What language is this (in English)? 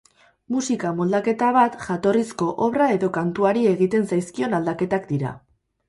Basque